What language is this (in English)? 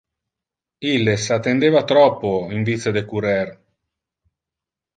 Interlingua